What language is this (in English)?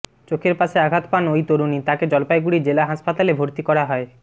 Bangla